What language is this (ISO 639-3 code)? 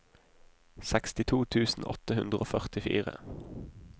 nor